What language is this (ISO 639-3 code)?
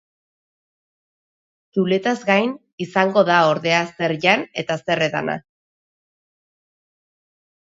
eus